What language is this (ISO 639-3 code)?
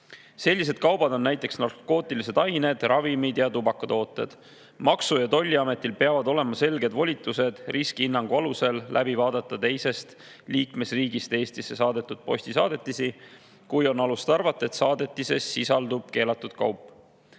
est